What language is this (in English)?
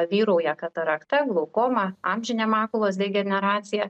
Lithuanian